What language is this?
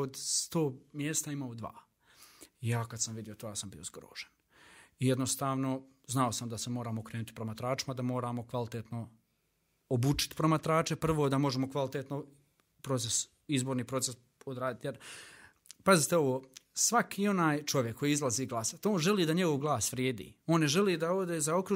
Croatian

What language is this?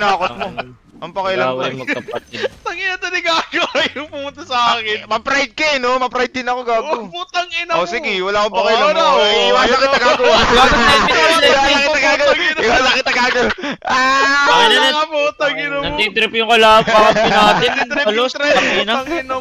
Filipino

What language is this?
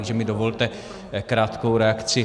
Czech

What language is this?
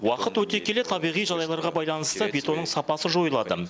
Kazakh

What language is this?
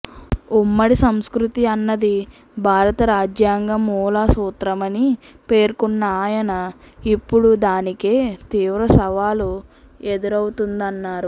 Telugu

